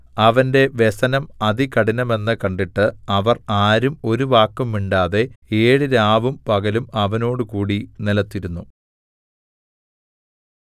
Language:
Malayalam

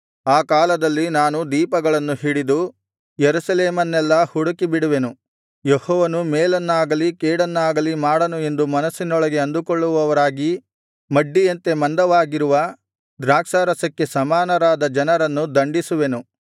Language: Kannada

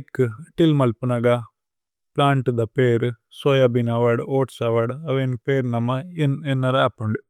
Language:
Tulu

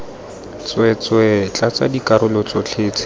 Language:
Tswana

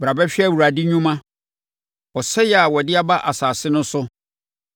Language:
Akan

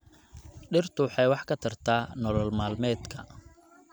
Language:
Somali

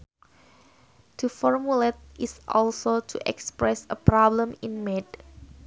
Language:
Sundanese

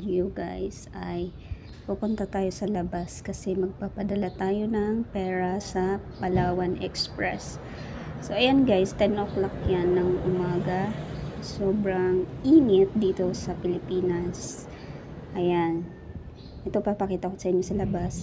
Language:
Filipino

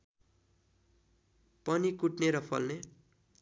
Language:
Nepali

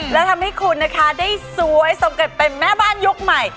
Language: Thai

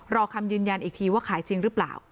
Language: Thai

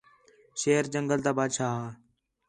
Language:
Khetrani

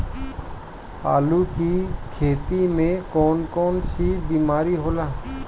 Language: Bhojpuri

